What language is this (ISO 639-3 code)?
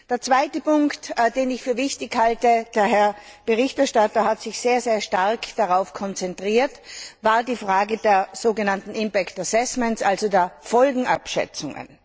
deu